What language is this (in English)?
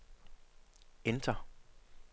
Danish